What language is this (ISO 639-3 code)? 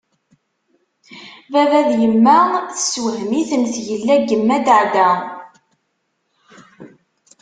kab